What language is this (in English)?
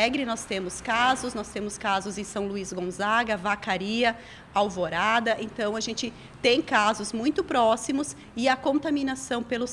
Portuguese